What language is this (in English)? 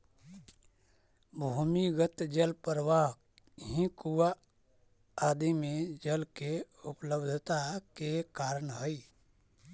Magahi